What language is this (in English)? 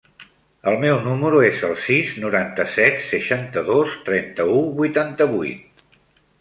Catalan